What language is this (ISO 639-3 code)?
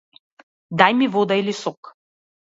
mkd